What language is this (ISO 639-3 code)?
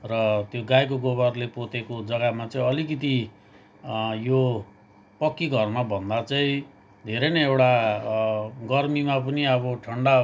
nep